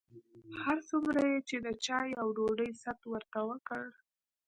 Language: Pashto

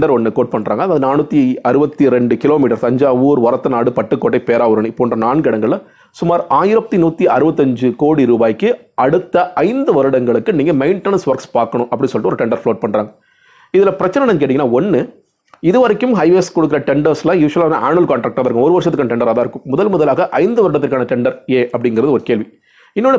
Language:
Tamil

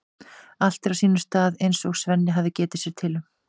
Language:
Icelandic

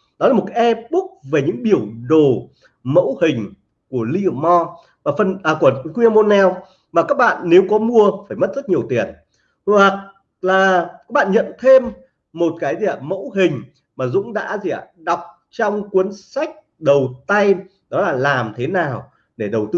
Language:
Vietnamese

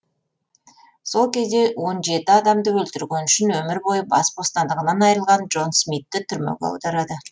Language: Kazakh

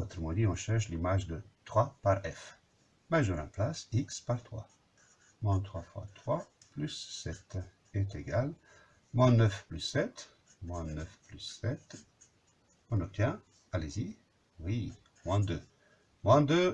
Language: French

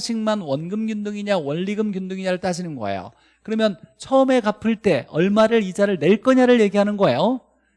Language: Korean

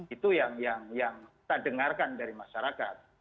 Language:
Indonesian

